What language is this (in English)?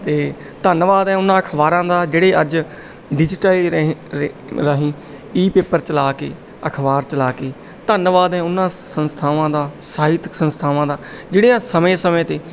Punjabi